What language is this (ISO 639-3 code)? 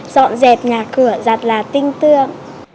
vie